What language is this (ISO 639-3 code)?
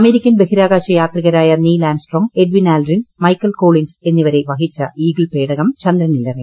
mal